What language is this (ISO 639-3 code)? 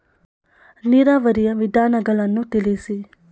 kan